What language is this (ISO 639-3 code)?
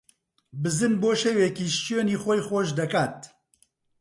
ckb